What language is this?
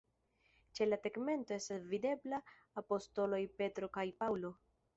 Esperanto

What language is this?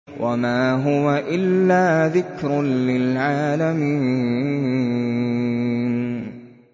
Arabic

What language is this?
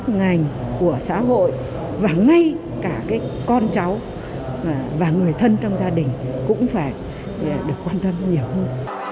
Vietnamese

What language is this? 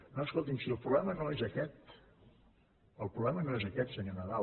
Catalan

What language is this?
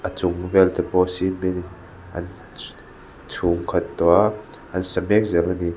Mizo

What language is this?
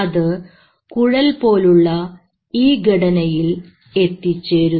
Malayalam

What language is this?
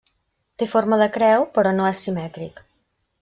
Catalan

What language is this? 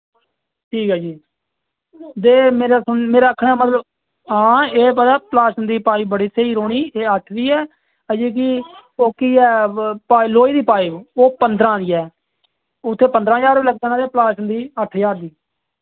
Dogri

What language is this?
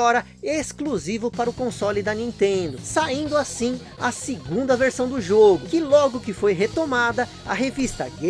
Portuguese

